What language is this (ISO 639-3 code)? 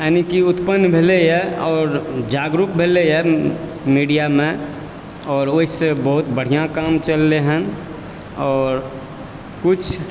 mai